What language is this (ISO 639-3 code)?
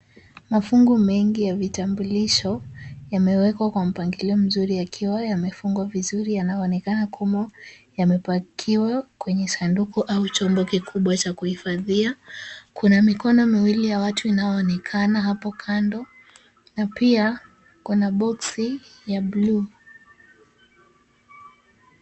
swa